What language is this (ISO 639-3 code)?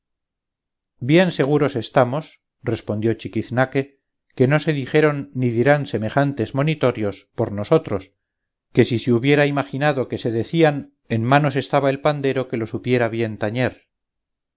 spa